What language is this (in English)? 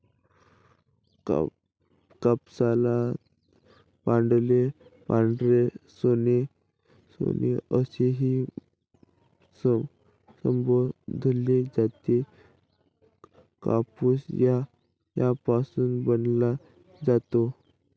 Marathi